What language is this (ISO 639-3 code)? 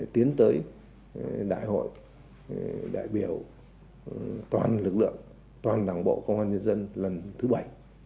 vie